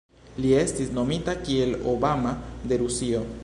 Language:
Esperanto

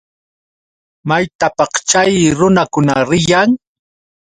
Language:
Yauyos Quechua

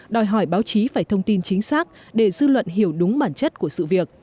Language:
Vietnamese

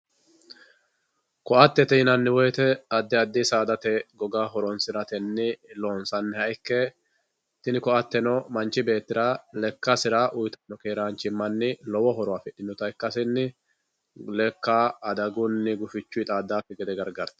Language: Sidamo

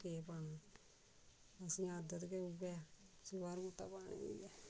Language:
Dogri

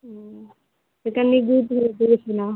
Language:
Maithili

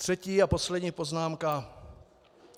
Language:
Czech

